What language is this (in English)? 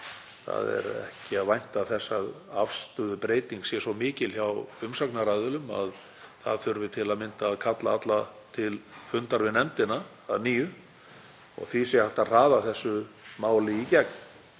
Icelandic